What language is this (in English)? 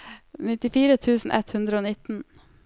Norwegian